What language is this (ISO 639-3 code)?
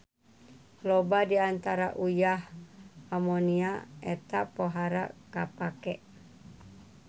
sun